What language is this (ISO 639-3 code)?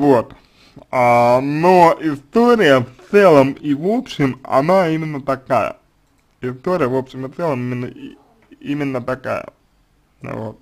rus